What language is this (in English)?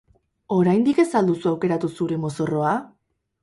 Basque